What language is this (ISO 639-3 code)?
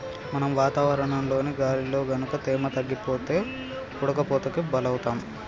tel